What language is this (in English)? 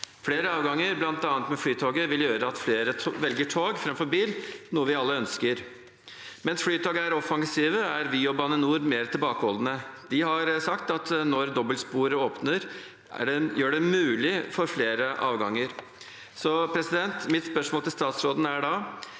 Norwegian